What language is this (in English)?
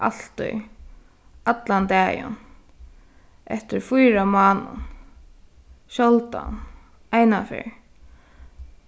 Faroese